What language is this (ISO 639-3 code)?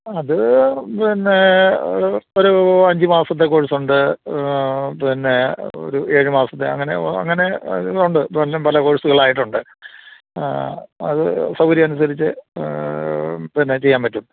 mal